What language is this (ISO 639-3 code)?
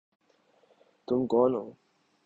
urd